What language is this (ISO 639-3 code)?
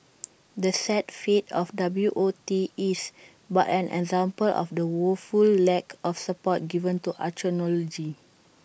eng